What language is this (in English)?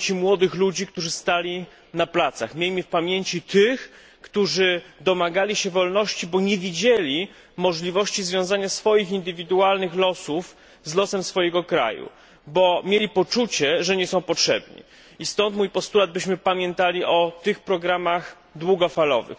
Polish